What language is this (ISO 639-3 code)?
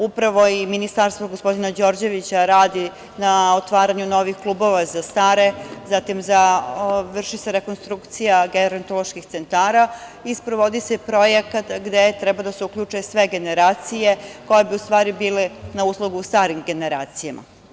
srp